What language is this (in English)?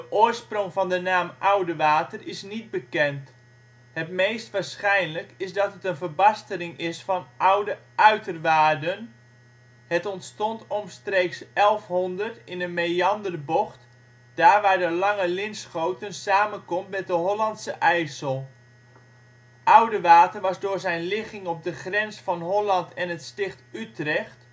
Dutch